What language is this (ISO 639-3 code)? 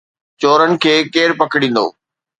snd